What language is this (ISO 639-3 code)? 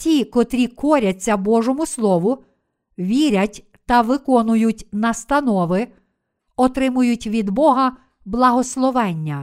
ukr